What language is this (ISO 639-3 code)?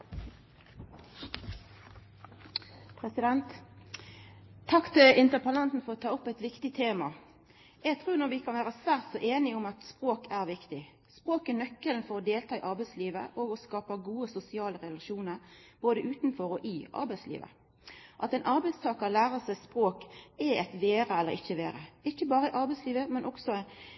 nor